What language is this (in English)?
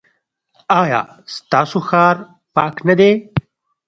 Pashto